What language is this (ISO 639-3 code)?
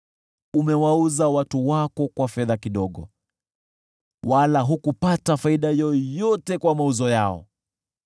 swa